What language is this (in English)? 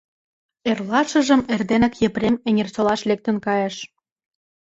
Mari